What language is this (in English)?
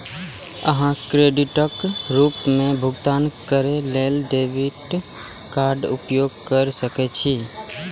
Maithili